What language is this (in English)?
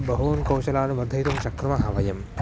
Sanskrit